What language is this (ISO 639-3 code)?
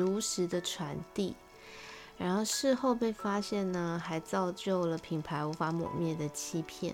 zho